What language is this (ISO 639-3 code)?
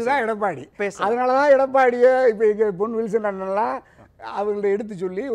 tam